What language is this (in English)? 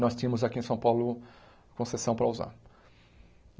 Portuguese